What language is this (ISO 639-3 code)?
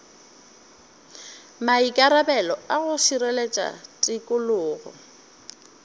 nso